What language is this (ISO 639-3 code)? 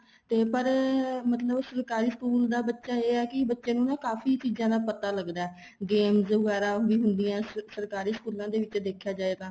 pan